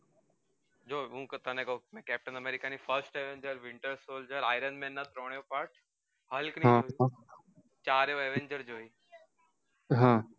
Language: Gujarati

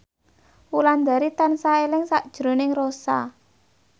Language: Javanese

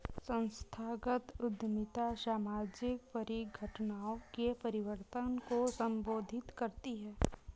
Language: Hindi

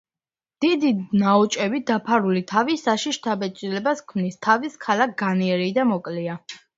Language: Georgian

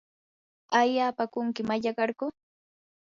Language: Yanahuanca Pasco Quechua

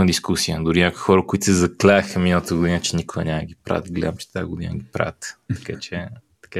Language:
Bulgarian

